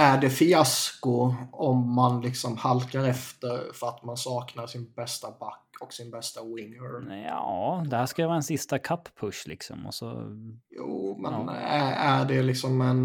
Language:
Swedish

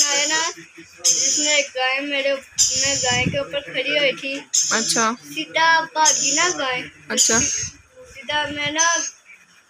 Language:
Hindi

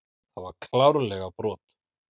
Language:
Icelandic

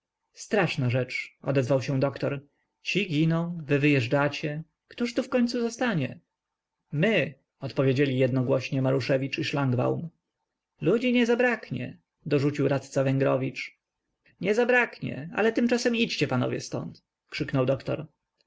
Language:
Polish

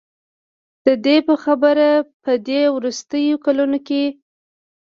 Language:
Pashto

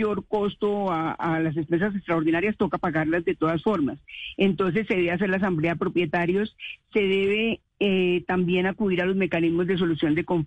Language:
Spanish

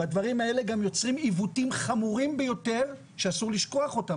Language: Hebrew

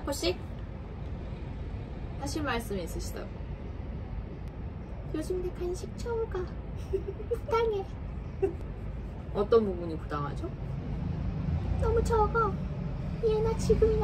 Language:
Korean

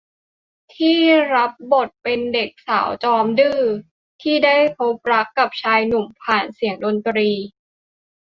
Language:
Thai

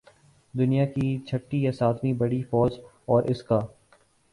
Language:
Urdu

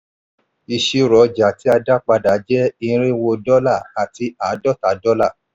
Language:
Yoruba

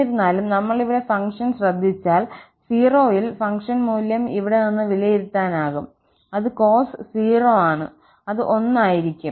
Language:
Malayalam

